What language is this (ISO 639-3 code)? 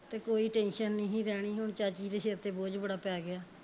pan